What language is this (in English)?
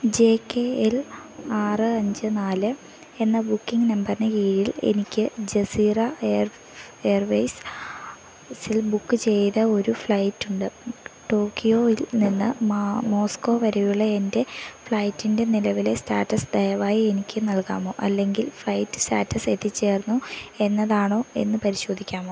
Malayalam